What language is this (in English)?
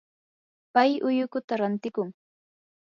Yanahuanca Pasco Quechua